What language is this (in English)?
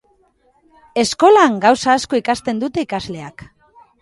Basque